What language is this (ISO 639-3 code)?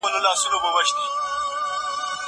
pus